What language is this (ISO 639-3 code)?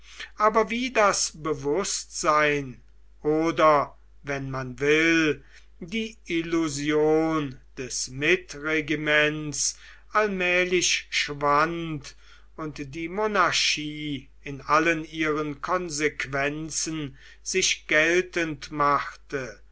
deu